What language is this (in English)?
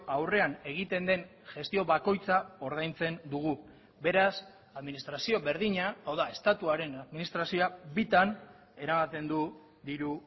Basque